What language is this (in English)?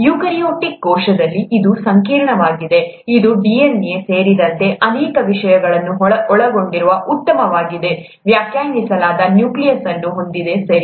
Kannada